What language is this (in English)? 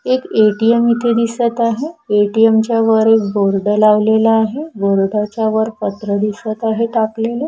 Marathi